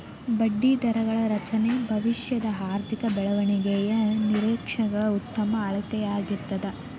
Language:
Kannada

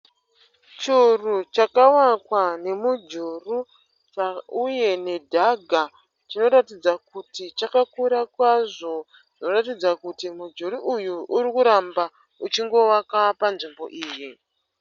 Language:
Shona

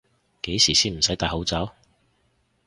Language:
Cantonese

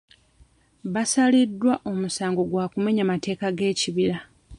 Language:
Ganda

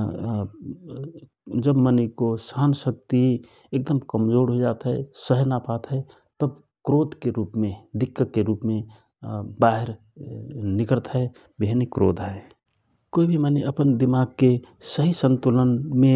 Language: Rana Tharu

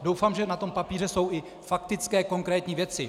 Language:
Czech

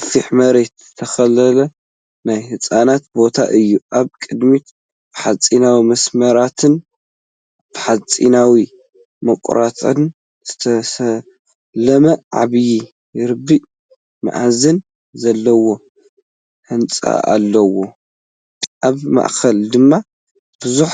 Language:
Tigrinya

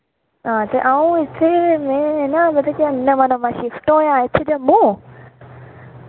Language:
Dogri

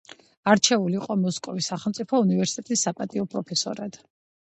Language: Georgian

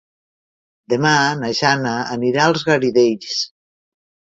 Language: Catalan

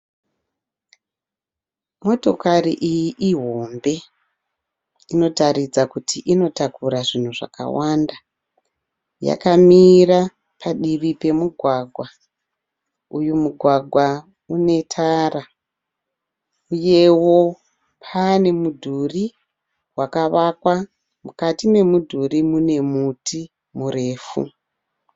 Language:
Shona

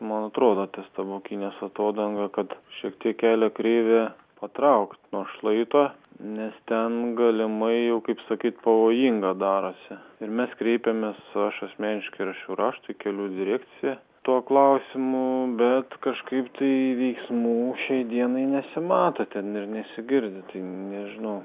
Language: Lithuanian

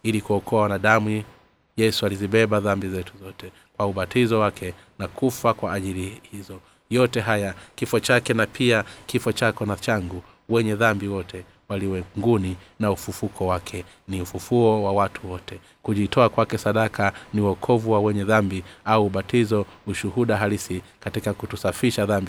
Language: Swahili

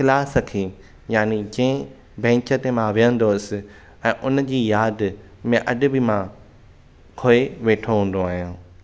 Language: Sindhi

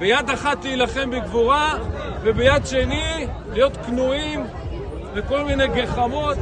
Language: Hebrew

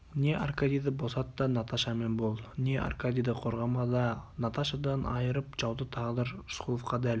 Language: Kazakh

